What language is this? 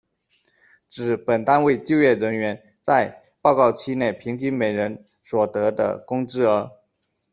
Chinese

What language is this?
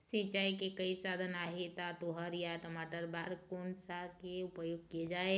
Chhattisgarhi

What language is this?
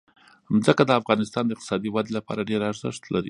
Pashto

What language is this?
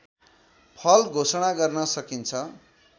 Nepali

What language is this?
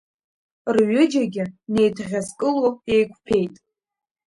Abkhazian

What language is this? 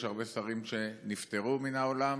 Hebrew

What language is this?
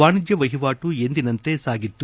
Kannada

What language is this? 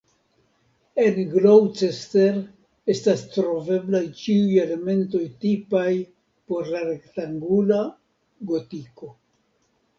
Esperanto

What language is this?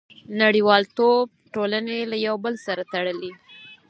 Pashto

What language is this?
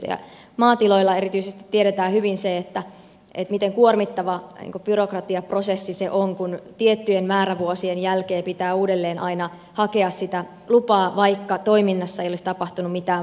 Finnish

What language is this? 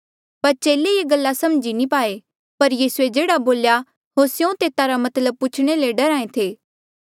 Mandeali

